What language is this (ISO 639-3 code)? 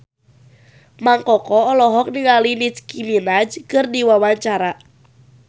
sun